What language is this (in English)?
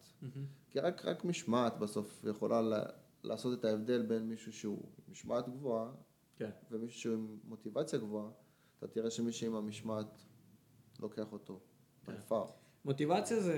Hebrew